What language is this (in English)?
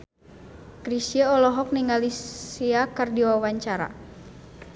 Sundanese